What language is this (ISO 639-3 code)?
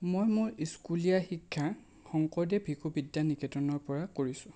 asm